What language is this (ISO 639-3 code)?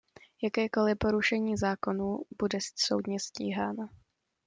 ces